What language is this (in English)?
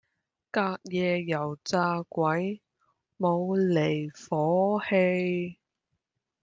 Cantonese